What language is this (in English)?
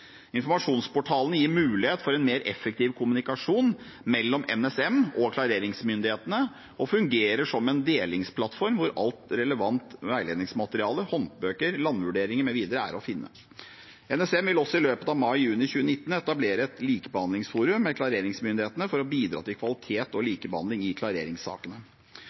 Norwegian Bokmål